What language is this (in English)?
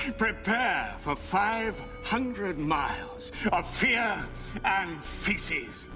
English